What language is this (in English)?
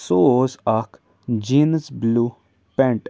Kashmiri